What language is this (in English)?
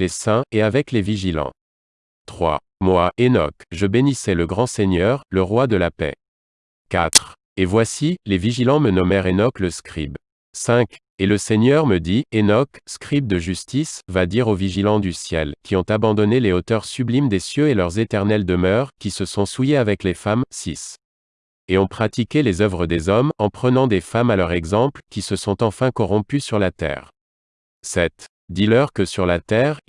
French